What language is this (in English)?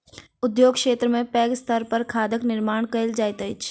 Maithili